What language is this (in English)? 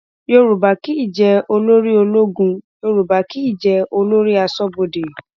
Yoruba